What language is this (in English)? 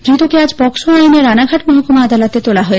Bangla